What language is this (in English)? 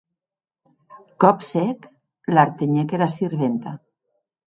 Occitan